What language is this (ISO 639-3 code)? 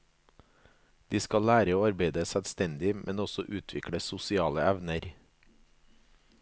nor